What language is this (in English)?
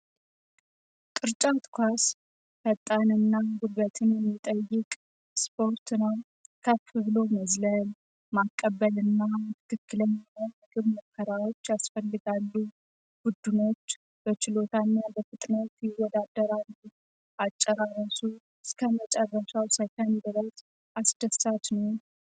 Amharic